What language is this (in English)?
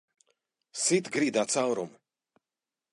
Latvian